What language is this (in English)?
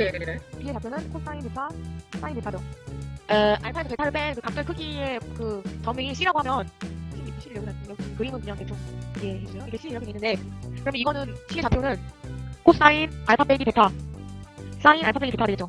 Korean